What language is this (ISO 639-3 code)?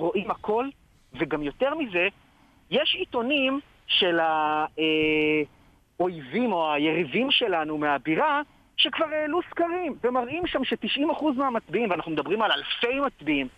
heb